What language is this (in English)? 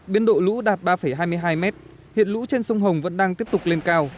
Vietnamese